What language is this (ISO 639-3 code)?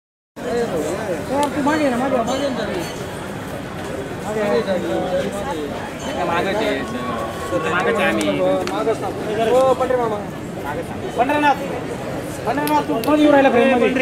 tha